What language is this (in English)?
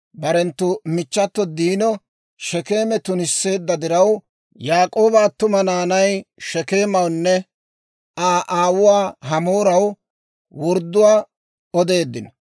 Dawro